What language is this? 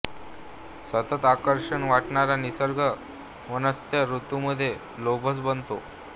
Marathi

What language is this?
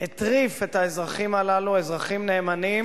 Hebrew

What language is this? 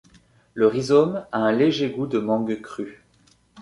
French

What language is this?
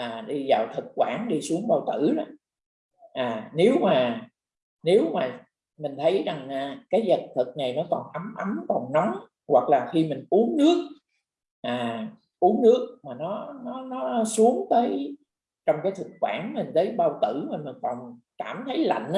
Vietnamese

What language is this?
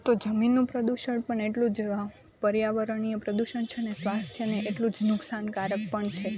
Gujarati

